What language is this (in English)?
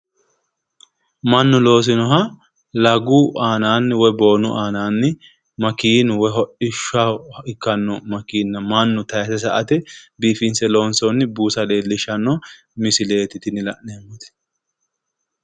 Sidamo